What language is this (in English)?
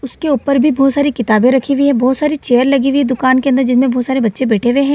Hindi